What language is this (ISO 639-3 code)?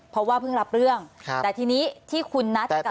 tha